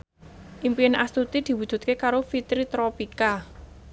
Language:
Javanese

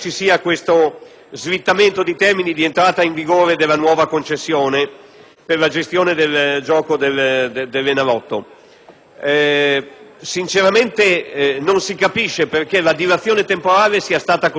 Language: Italian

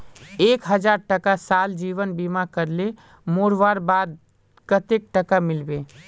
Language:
Magahi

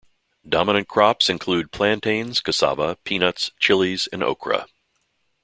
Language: English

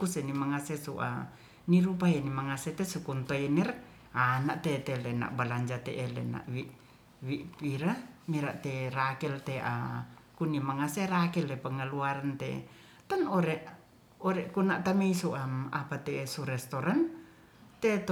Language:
Ratahan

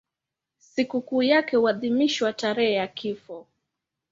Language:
Swahili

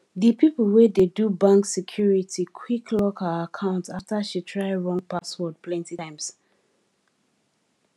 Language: Nigerian Pidgin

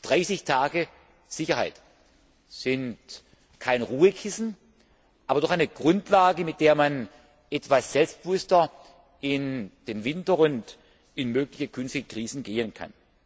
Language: German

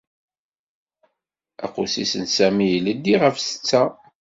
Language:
Kabyle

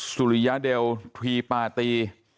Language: Thai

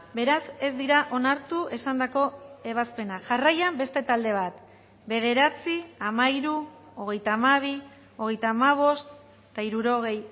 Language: Basque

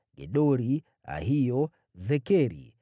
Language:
Swahili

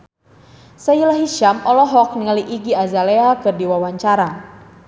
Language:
Sundanese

